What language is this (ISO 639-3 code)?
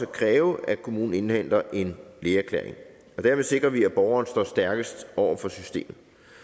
dan